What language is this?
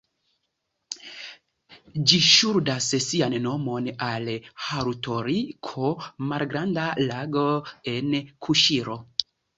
Esperanto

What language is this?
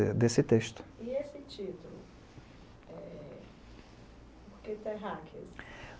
Portuguese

